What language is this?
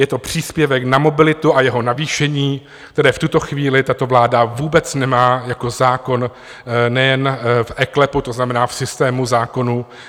Czech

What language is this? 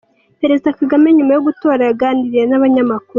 Kinyarwanda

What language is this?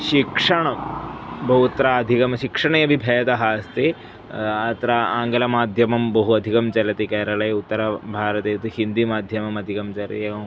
Sanskrit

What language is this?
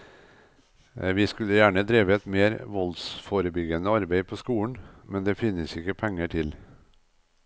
Norwegian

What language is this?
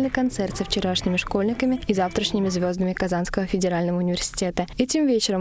Russian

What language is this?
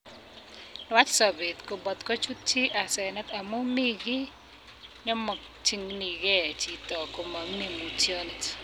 Kalenjin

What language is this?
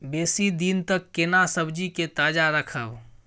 Maithili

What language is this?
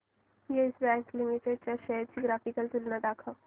Marathi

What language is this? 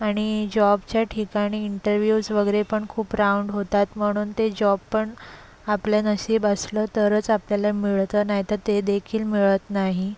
Marathi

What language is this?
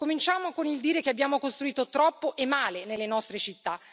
Italian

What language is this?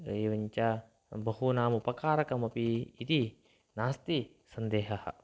Sanskrit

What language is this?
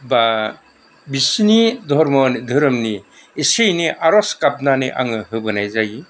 Bodo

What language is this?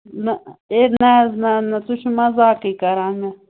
Kashmiri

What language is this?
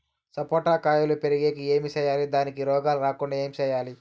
Telugu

